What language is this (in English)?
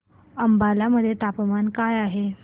Marathi